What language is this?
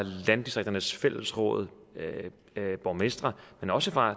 Danish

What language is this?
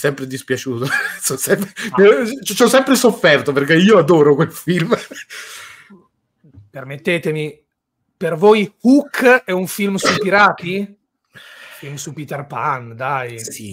Italian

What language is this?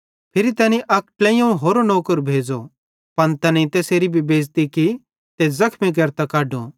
Bhadrawahi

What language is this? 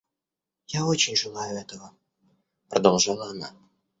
Russian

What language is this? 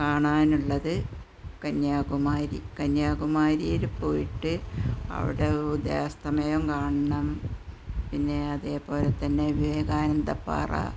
Malayalam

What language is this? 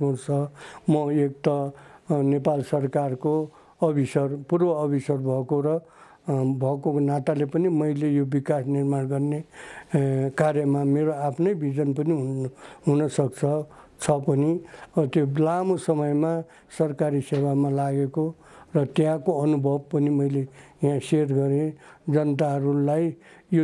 Nepali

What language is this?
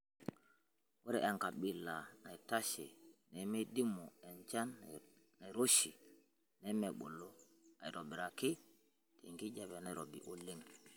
Masai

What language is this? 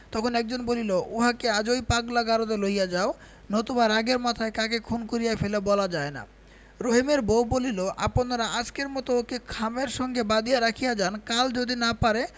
Bangla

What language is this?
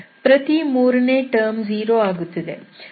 Kannada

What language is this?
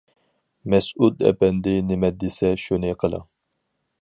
Uyghur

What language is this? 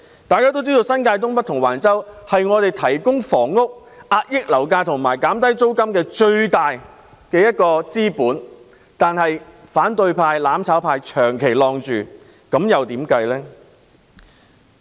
Cantonese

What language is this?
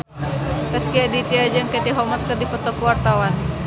Sundanese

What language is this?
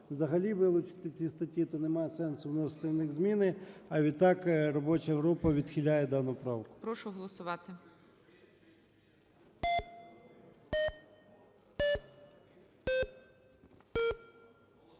Ukrainian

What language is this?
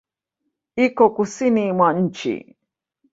Swahili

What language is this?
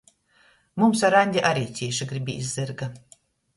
Latgalian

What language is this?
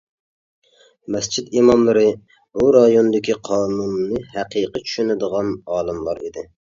Uyghur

